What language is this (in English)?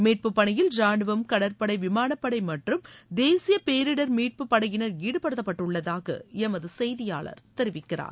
Tamil